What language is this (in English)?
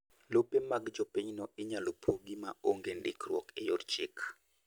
Luo (Kenya and Tanzania)